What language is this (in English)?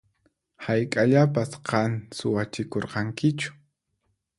Puno Quechua